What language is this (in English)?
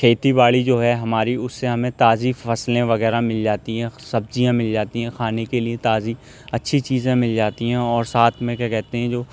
Urdu